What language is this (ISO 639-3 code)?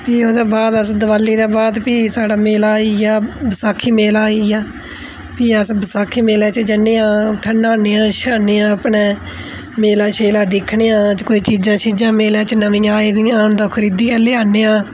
doi